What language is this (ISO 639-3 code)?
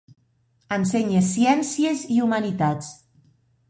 cat